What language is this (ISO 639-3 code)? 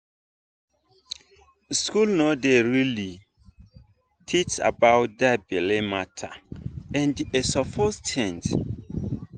pcm